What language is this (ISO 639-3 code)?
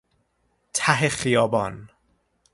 fas